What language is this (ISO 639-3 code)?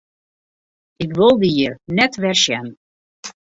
fry